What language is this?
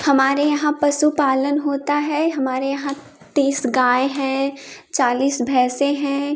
Hindi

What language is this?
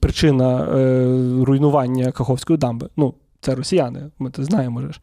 Ukrainian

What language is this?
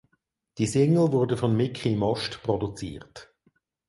German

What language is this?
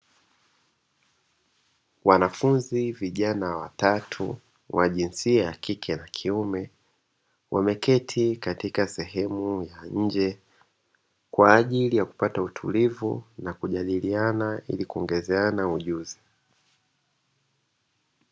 Swahili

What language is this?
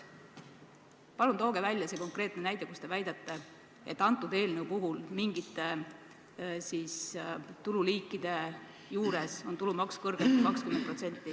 Estonian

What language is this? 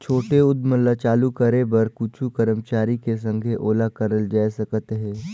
Chhattisgarhi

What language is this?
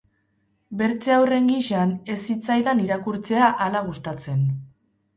Basque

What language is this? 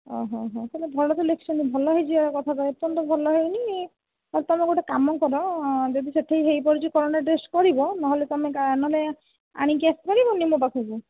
Odia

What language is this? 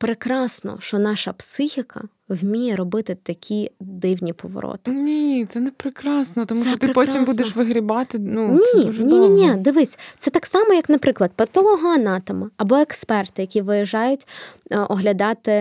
Ukrainian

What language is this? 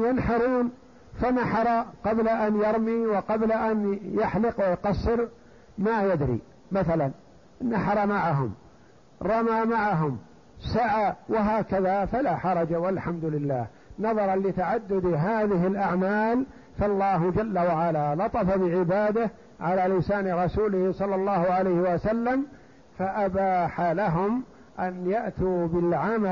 Arabic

